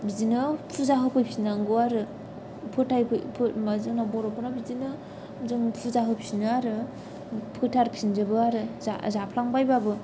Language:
Bodo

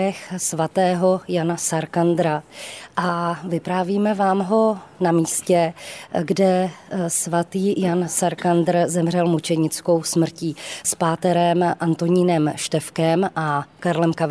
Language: Czech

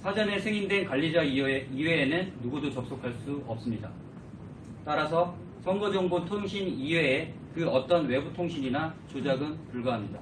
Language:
Korean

